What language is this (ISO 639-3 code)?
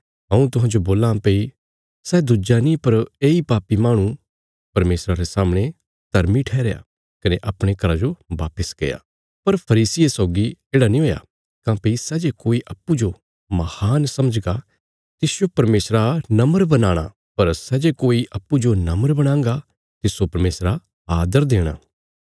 kfs